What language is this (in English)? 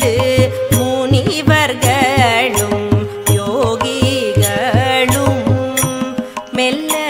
Arabic